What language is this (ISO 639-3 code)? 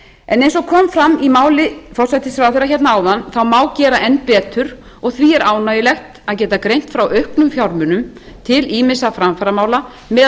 isl